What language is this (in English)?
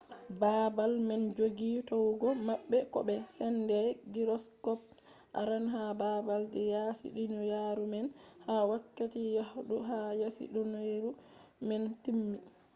Fula